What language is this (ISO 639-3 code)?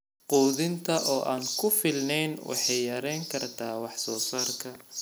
som